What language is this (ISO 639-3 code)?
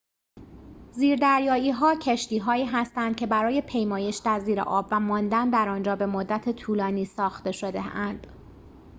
fas